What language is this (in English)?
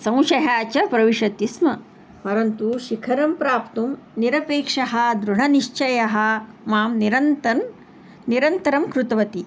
Sanskrit